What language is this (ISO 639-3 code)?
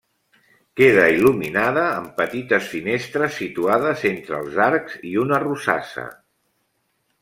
cat